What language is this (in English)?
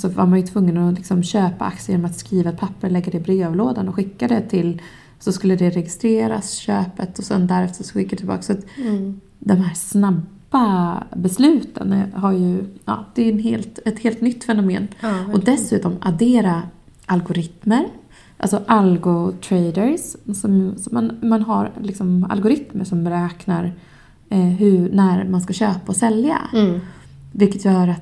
Swedish